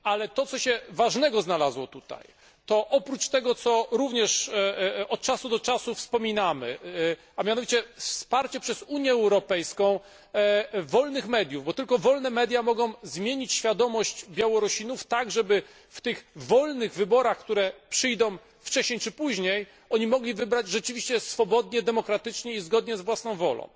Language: Polish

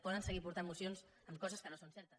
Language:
Catalan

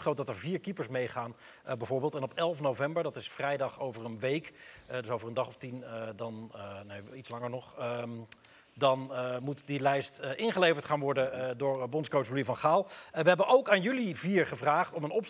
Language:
Dutch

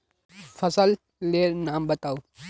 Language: Magahi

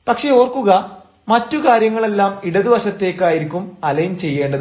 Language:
Malayalam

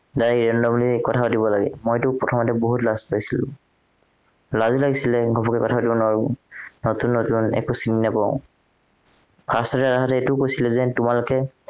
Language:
Assamese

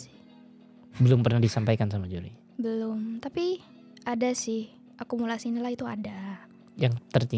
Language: Indonesian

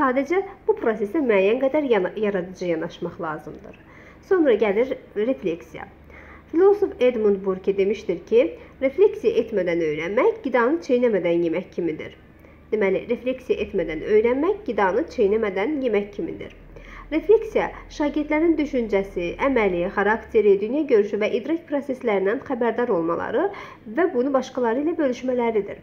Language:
Turkish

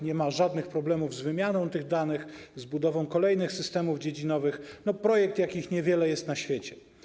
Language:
Polish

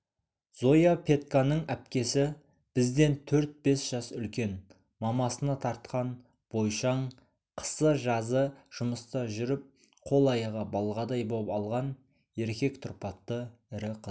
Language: Kazakh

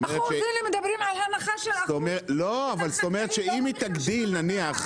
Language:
Hebrew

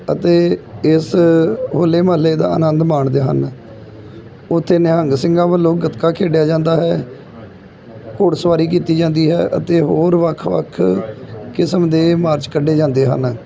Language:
Punjabi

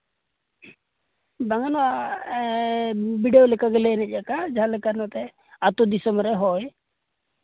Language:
Santali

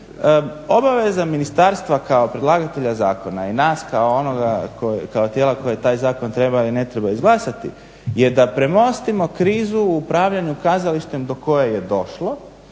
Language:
Croatian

